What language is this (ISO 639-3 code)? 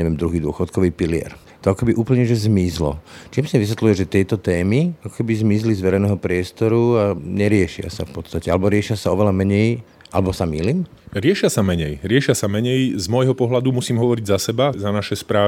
slk